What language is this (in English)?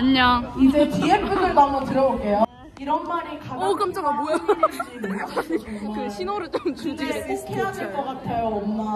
Korean